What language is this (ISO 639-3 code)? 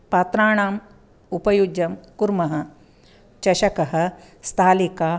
san